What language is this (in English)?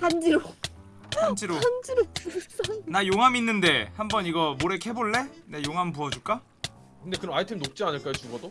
Korean